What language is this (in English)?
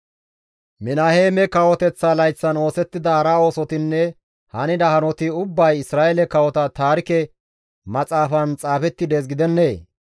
Gamo